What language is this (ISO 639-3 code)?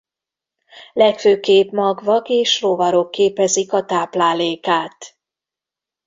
hun